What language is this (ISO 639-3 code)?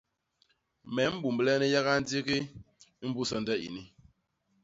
bas